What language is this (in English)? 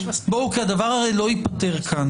Hebrew